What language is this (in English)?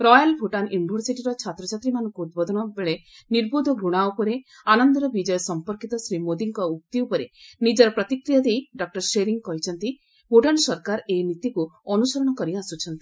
Odia